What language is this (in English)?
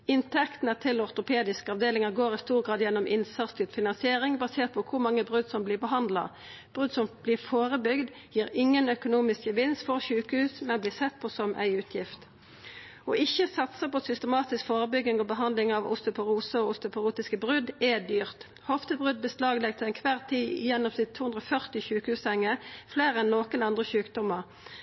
Norwegian Nynorsk